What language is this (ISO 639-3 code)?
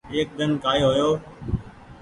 gig